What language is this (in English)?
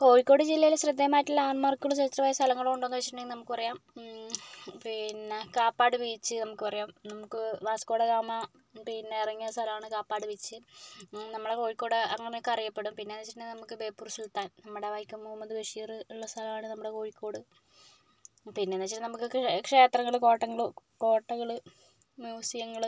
Malayalam